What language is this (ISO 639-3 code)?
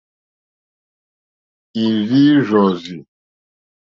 bri